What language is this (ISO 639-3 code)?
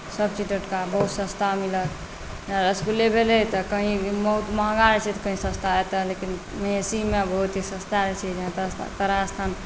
mai